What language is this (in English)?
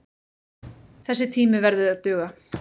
Icelandic